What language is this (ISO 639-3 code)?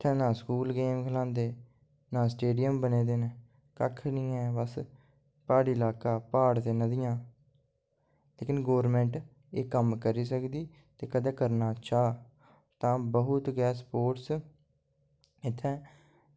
doi